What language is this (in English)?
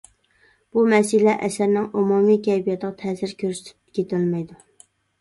Uyghur